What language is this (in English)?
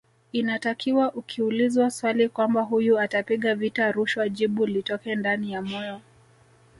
Swahili